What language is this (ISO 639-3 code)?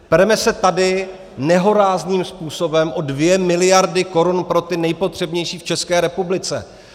ces